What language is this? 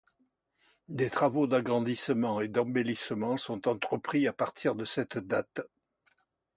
French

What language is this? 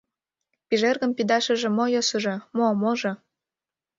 Mari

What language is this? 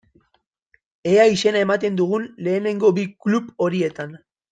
Basque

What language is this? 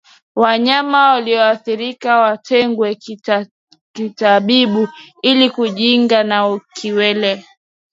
Swahili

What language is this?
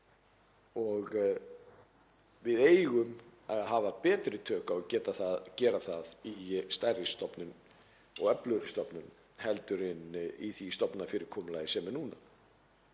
Icelandic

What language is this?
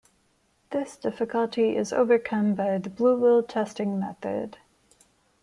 English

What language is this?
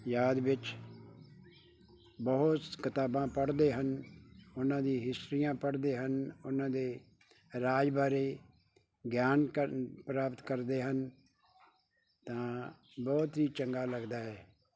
Punjabi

